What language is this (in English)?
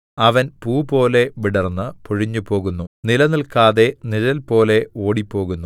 Malayalam